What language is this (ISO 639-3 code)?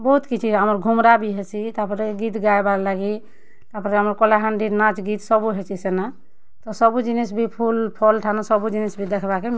ori